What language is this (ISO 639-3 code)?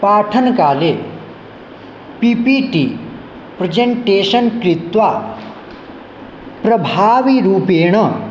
san